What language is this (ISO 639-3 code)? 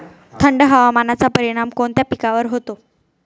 mar